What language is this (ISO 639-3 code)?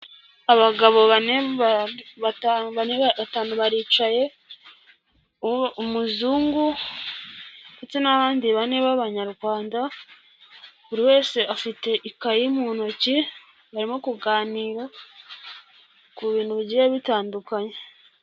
kin